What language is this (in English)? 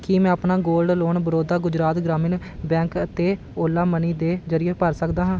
Punjabi